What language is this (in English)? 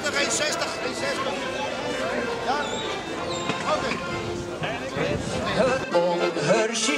Dutch